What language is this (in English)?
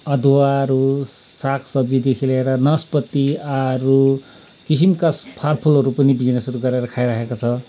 Nepali